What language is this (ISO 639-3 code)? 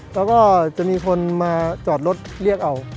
tha